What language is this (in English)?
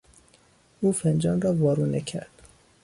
Persian